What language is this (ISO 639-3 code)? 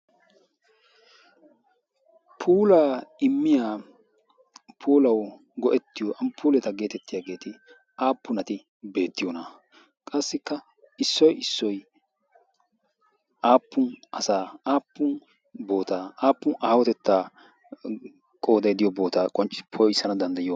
wal